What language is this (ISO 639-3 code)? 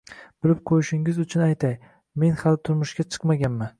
uzb